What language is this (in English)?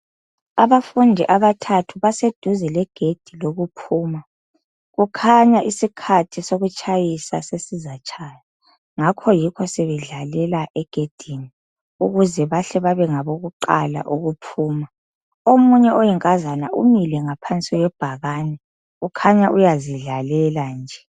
North Ndebele